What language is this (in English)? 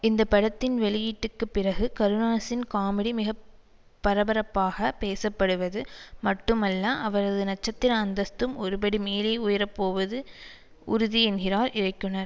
Tamil